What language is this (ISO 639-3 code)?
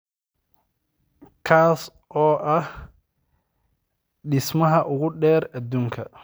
som